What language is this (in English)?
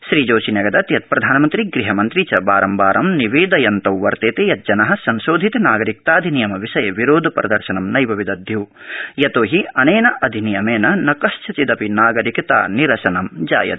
Sanskrit